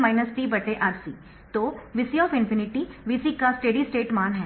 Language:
Hindi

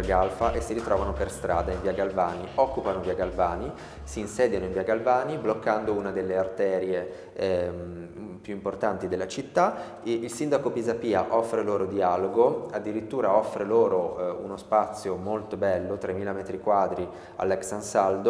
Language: Italian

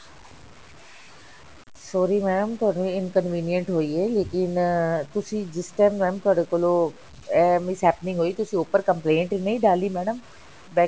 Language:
Punjabi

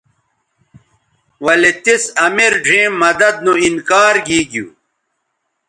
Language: Bateri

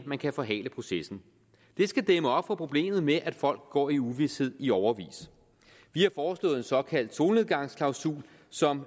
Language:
Danish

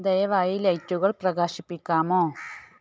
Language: Malayalam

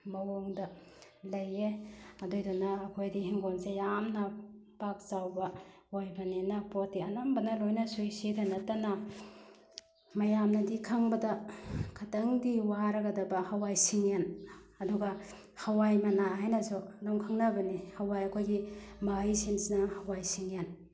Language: Manipuri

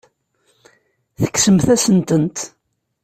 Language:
Kabyle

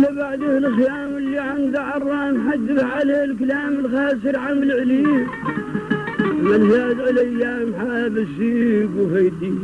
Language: Arabic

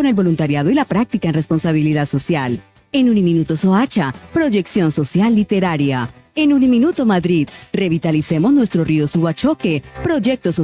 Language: Spanish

